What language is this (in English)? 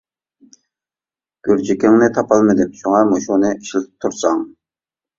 Uyghur